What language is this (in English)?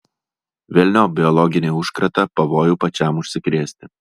Lithuanian